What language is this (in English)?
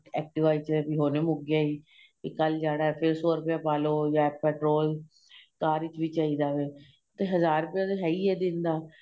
Punjabi